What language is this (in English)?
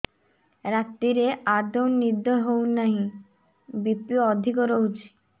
Odia